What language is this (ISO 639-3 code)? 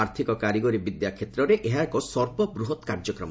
ori